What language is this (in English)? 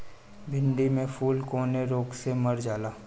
Bhojpuri